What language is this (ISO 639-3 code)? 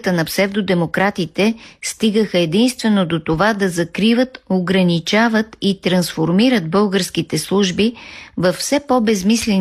bul